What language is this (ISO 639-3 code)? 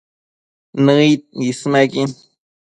mcf